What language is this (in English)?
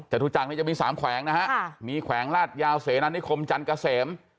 Thai